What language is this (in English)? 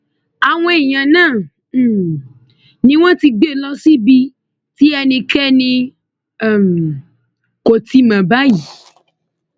Yoruba